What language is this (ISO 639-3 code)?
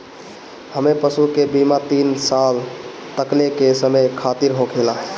bho